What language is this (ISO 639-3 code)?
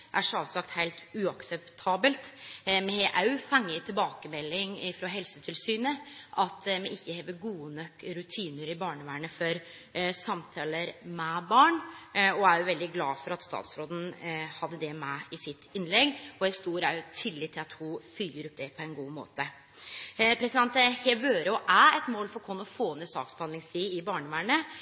nno